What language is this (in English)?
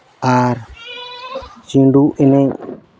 Santali